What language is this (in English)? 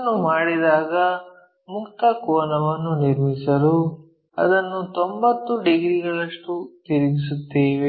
Kannada